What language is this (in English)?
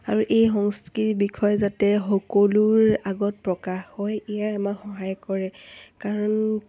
Assamese